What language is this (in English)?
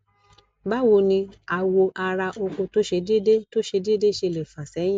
Yoruba